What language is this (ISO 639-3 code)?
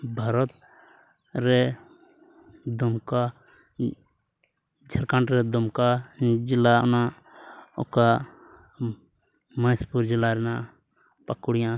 sat